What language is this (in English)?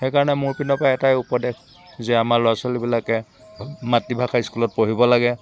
Assamese